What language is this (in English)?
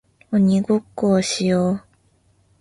Japanese